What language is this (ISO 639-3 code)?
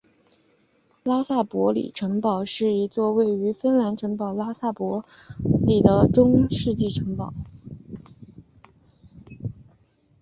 zho